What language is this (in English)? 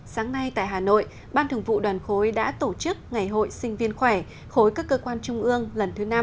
Vietnamese